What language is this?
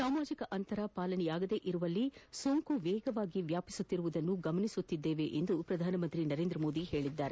Kannada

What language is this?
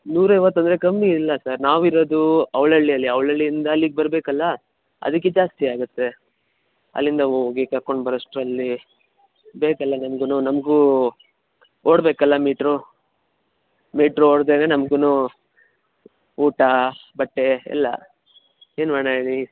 Kannada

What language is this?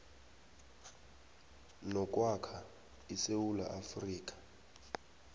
South Ndebele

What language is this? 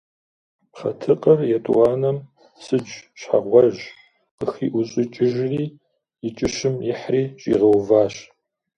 Kabardian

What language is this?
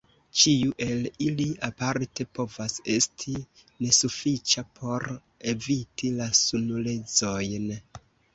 Esperanto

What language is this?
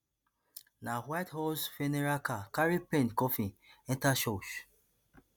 Nigerian Pidgin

